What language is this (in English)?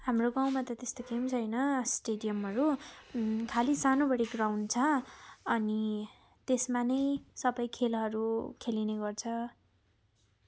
Nepali